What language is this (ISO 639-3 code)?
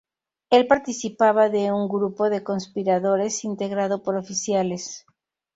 spa